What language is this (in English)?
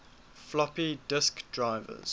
English